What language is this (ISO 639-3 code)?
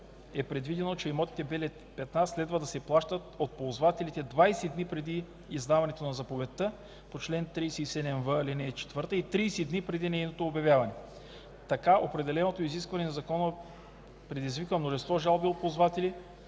bul